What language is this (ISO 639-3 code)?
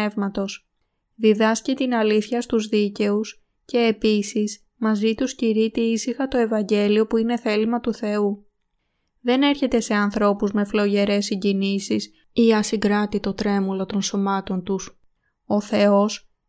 ell